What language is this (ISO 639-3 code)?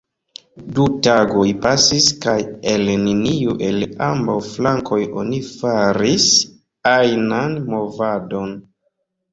epo